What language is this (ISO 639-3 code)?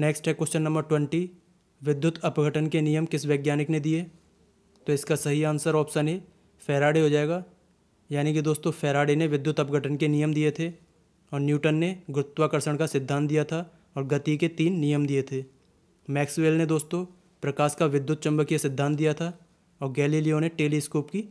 hin